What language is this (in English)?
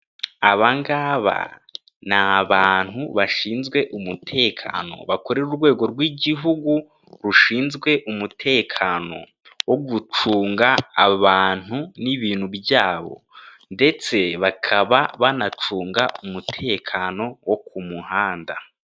Kinyarwanda